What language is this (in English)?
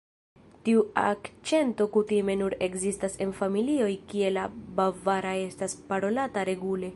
Esperanto